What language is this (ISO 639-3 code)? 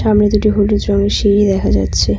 ben